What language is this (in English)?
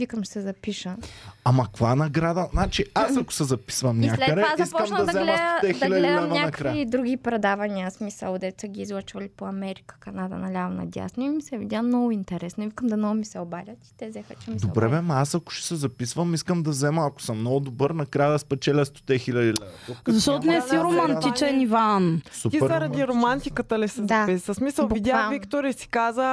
Bulgarian